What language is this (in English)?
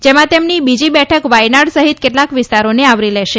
Gujarati